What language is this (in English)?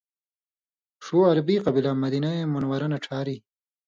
Indus Kohistani